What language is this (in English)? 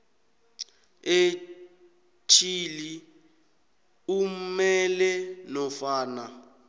South Ndebele